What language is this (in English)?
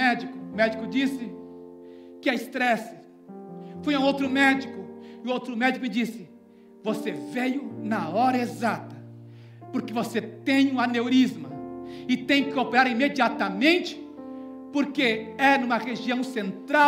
Portuguese